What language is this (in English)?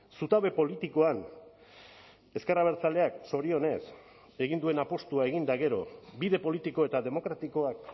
Basque